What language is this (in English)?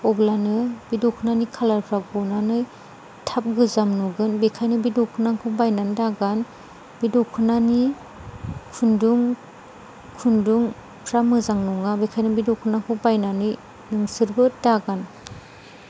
Bodo